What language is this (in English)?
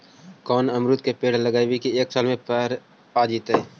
Magahi